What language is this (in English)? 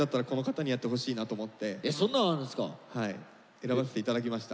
Japanese